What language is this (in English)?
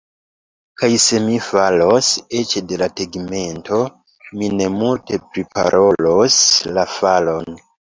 Esperanto